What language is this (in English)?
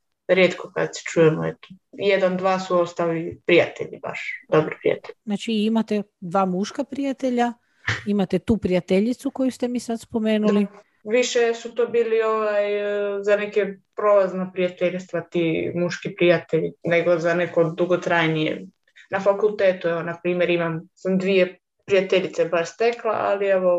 Croatian